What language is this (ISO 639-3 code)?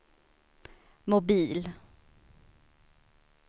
swe